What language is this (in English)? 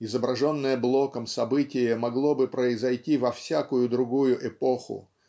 Russian